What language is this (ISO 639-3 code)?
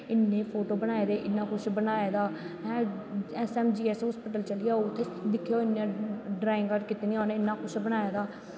doi